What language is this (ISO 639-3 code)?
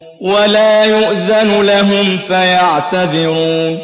ara